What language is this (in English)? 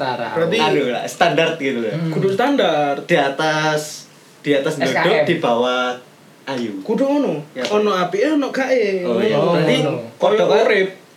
Indonesian